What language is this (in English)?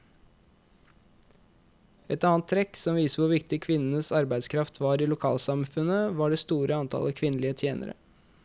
Norwegian